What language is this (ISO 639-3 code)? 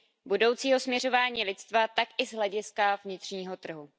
ces